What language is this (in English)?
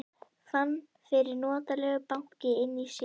Icelandic